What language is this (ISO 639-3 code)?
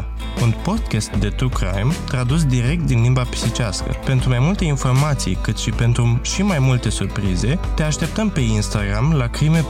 ron